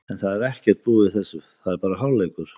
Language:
Icelandic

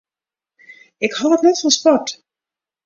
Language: Western Frisian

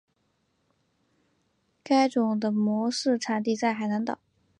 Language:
Chinese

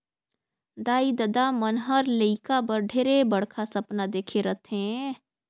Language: Chhattisgarhi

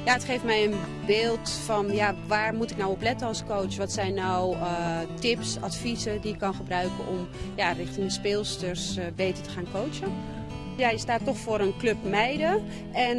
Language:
Dutch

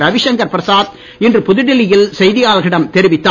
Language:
Tamil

